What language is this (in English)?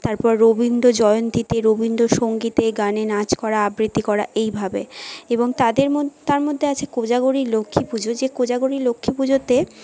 Bangla